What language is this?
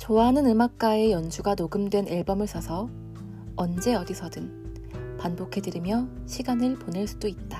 Korean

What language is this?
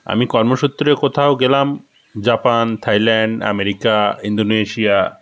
Bangla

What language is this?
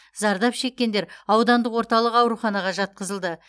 Kazakh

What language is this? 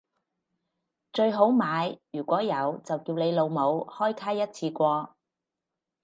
Cantonese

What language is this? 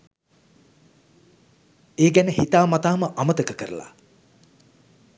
Sinhala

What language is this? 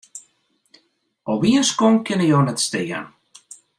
Western Frisian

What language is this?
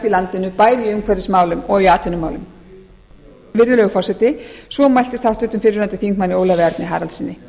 Icelandic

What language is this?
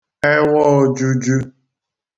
Igbo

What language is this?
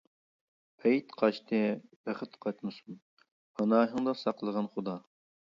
Uyghur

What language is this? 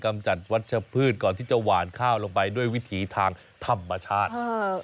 Thai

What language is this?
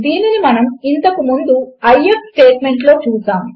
Telugu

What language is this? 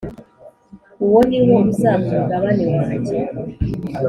Kinyarwanda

